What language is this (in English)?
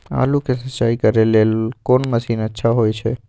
Maithili